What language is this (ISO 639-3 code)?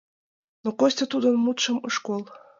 chm